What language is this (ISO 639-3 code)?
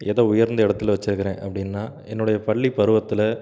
tam